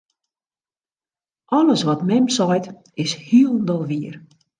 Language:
Western Frisian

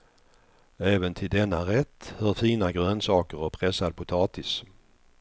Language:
Swedish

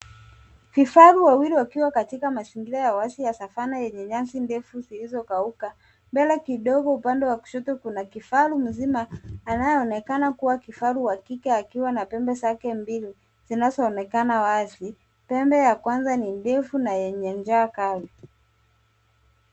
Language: Swahili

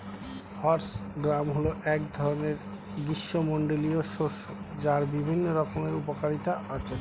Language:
Bangla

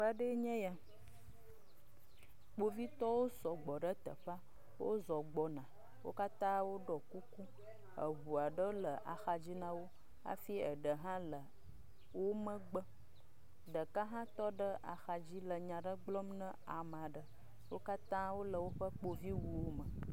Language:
Ewe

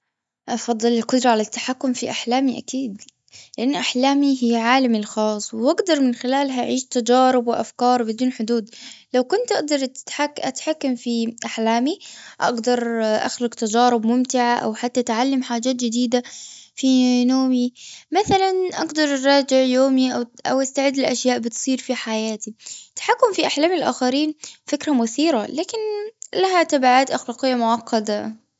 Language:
Gulf Arabic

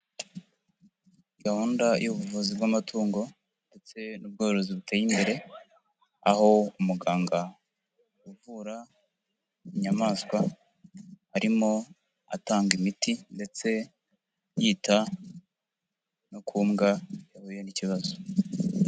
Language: Kinyarwanda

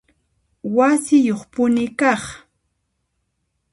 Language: Puno Quechua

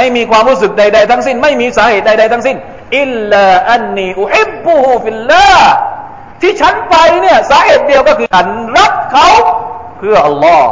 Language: Thai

